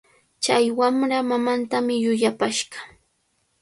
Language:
Cajatambo North Lima Quechua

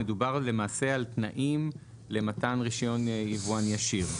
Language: Hebrew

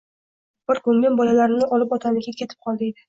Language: Uzbek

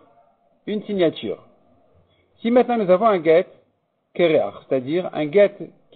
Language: French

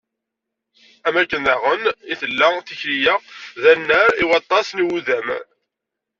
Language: Kabyle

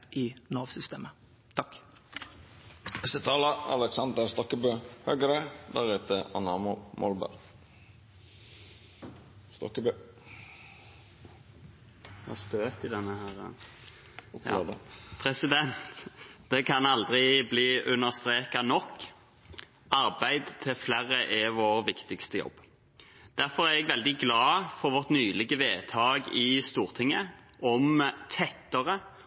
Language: Norwegian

